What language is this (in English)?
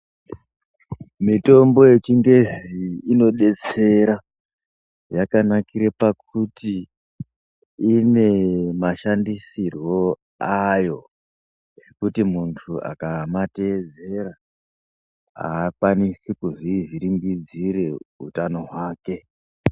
Ndau